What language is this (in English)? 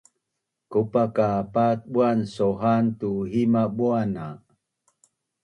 Bunun